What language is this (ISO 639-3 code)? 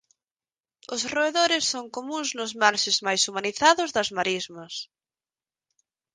glg